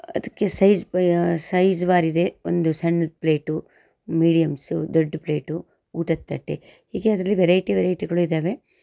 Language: Kannada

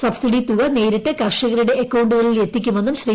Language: Malayalam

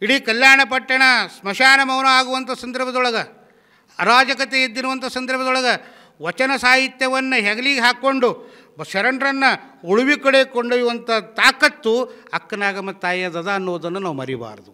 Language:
Kannada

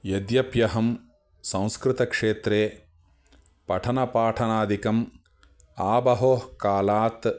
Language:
Sanskrit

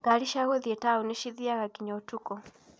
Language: Kikuyu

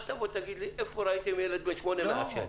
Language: Hebrew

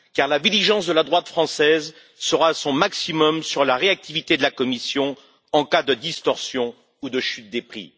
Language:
French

